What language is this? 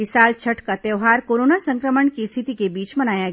Hindi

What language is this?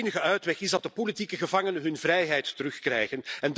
Dutch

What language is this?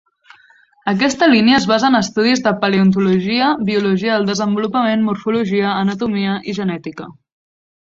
Catalan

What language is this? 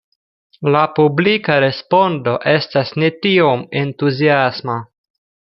Esperanto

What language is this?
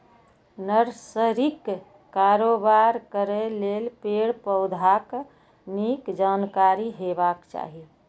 Maithili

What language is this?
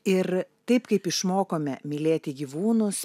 Lithuanian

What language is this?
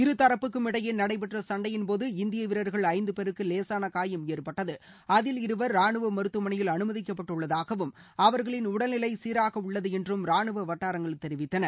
Tamil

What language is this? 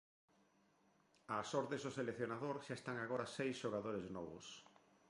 Galician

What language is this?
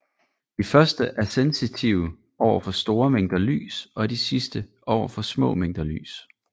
Danish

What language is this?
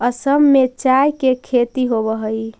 Magahi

